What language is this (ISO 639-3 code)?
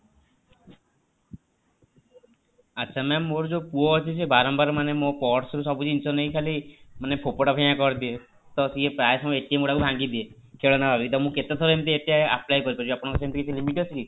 ori